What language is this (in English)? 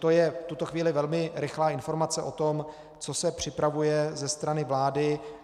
Czech